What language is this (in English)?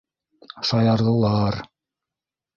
Bashkir